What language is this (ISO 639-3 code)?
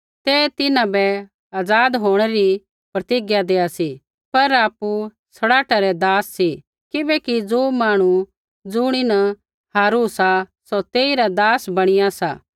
kfx